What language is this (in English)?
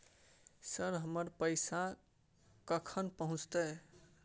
Maithili